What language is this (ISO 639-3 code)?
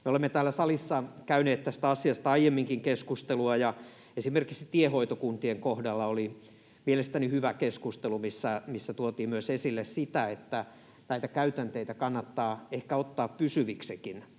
fin